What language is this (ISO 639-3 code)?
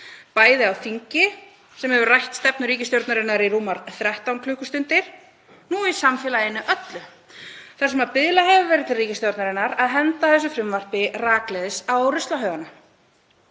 isl